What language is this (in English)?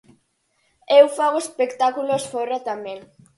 Galician